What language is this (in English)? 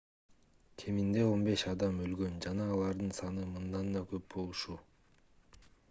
Kyrgyz